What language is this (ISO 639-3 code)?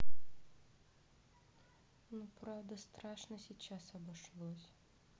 rus